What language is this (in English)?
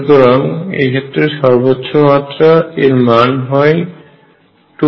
Bangla